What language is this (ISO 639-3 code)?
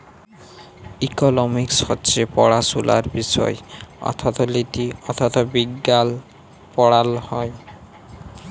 ben